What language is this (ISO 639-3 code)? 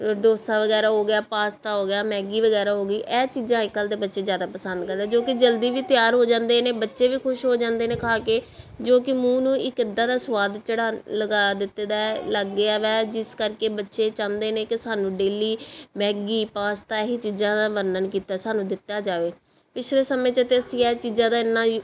pan